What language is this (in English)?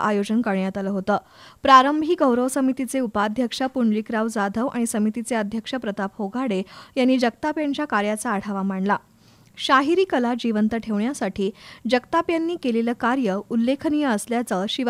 Hindi